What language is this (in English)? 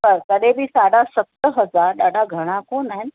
Sindhi